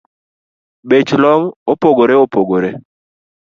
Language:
Luo (Kenya and Tanzania)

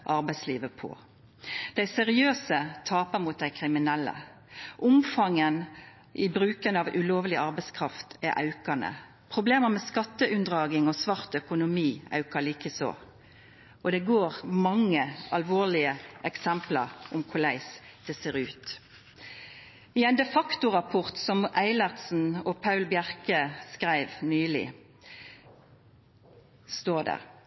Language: Norwegian Nynorsk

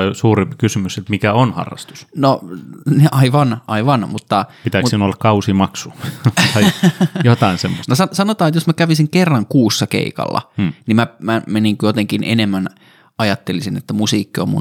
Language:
Finnish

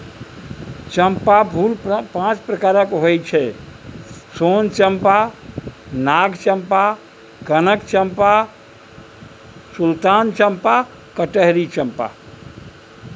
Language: Maithili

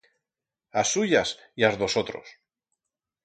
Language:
Aragonese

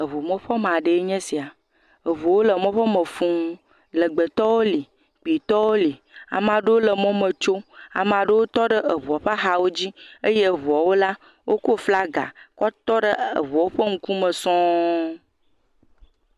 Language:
Ewe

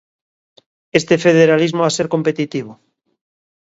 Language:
Galician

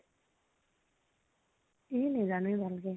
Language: Assamese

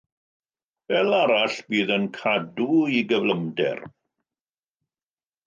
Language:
Welsh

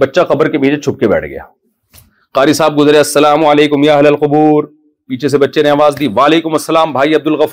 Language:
Urdu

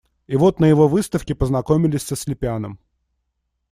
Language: Russian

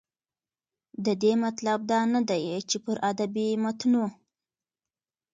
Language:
Pashto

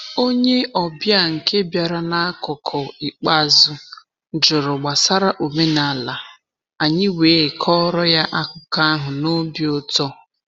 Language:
Igbo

